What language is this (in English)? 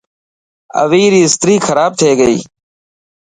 Dhatki